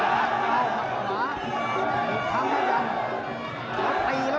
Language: Thai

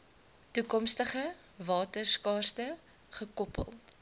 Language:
Afrikaans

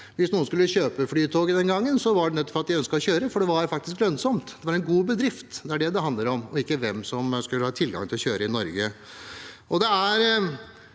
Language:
Norwegian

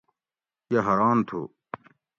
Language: Gawri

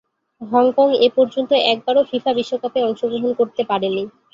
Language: Bangla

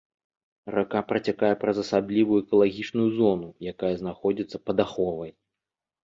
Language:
Belarusian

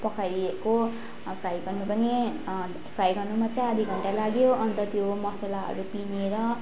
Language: Nepali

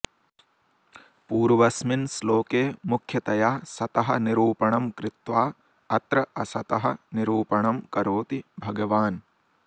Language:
Sanskrit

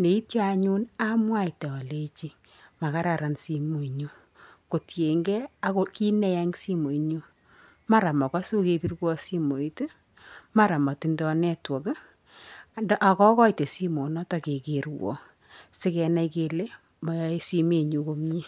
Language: Kalenjin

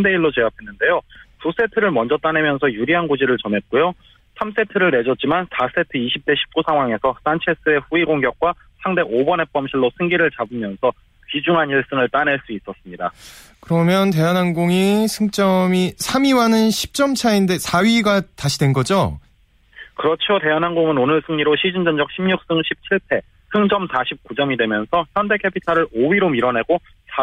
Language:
Korean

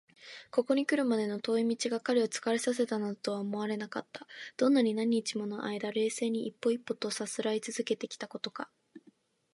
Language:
Japanese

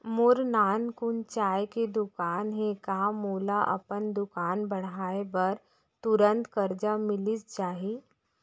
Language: Chhattisgarhi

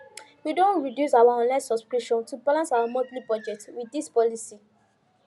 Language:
Nigerian Pidgin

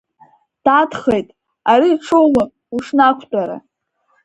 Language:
Abkhazian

